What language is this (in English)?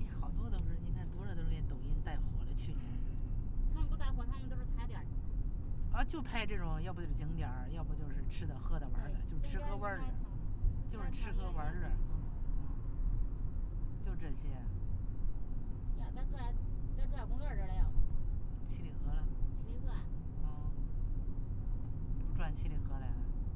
Chinese